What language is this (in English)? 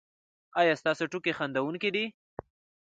Pashto